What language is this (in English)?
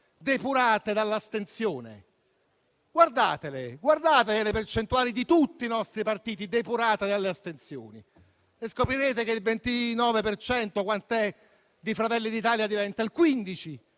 Italian